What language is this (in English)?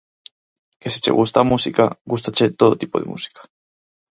Galician